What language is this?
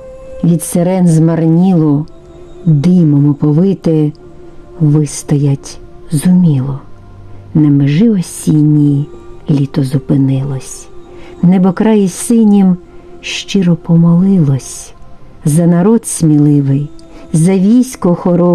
Ukrainian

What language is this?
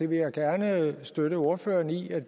Danish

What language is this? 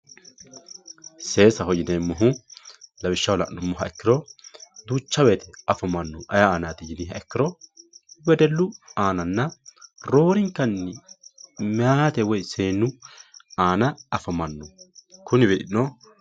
Sidamo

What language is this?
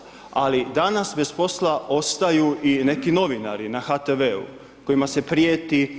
Croatian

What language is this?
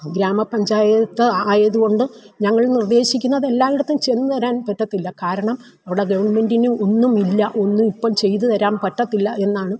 Malayalam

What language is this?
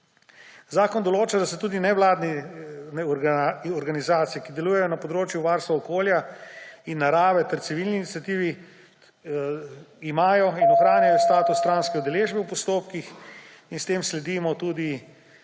Slovenian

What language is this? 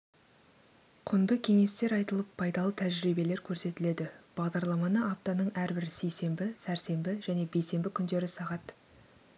Kazakh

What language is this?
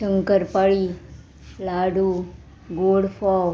Konkani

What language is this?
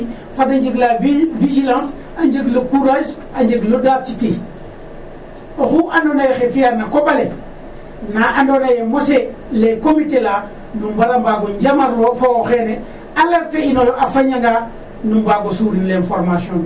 Serer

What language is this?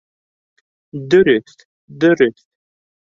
Bashkir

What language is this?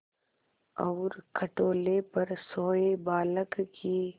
Hindi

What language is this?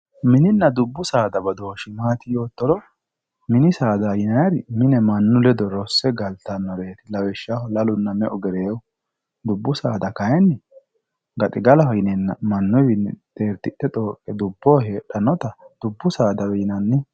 Sidamo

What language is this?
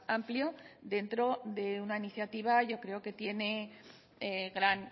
Spanish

